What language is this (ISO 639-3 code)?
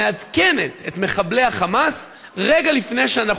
heb